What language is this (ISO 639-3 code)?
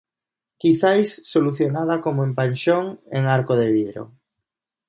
glg